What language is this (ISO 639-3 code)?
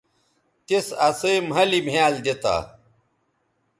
btv